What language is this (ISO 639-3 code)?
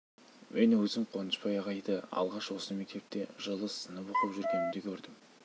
kaz